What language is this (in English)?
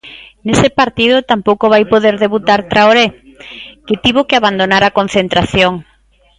Galician